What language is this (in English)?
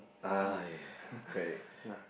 English